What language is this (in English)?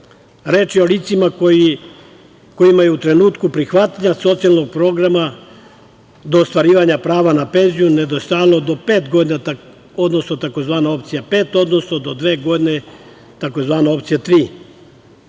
Serbian